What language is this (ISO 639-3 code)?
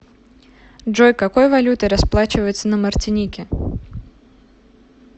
rus